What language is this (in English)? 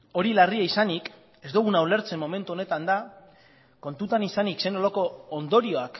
Basque